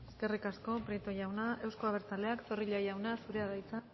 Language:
Basque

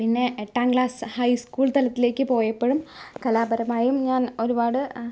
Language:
Malayalam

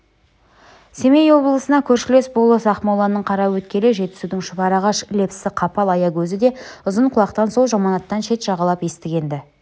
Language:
Kazakh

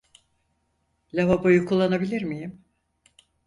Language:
Turkish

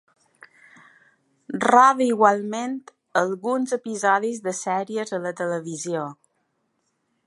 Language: Catalan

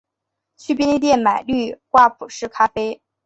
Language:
Chinese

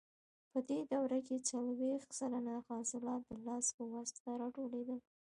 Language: Pashto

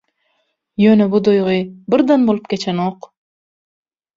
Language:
Turkmen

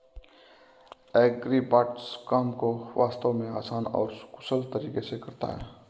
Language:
Hindi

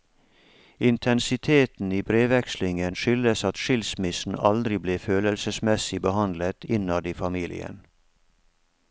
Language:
Norwegian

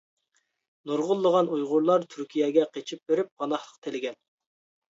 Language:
Uyghur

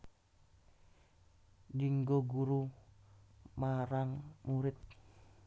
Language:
Javanese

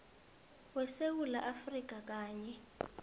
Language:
South Ndebele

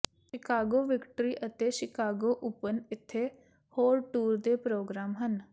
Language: Punjabi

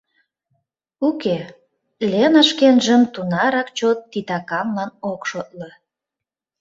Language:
Mari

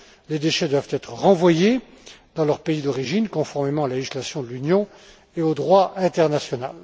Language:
French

